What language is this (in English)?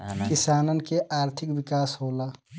Bhojpuri